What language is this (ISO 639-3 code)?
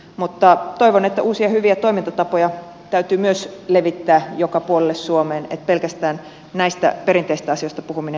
fin